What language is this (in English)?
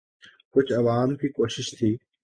Urdu